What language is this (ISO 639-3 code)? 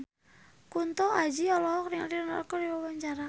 sun